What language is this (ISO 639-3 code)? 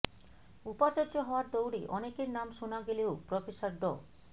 ben